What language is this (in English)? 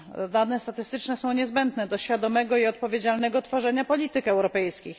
Polish